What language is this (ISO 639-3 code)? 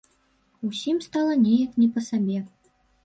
bel